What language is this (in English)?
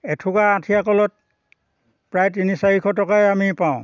Assamese